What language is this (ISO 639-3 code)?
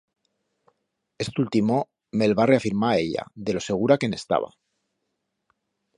arg